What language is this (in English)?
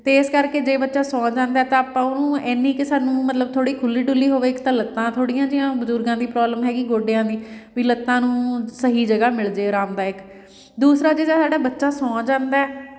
Punjabi